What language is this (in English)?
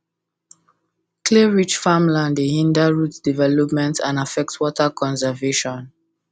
Nigerian Pidgin